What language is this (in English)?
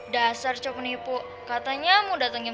Indonesian